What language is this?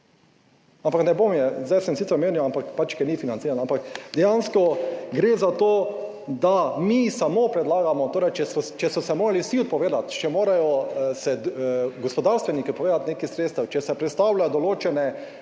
Slovenian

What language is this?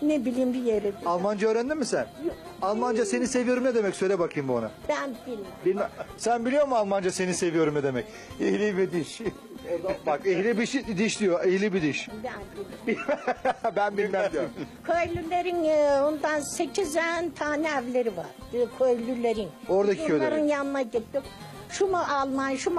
Turkish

